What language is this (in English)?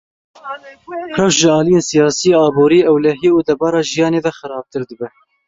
Kurdish